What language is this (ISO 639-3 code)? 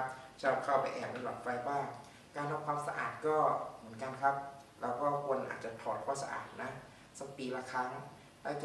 tha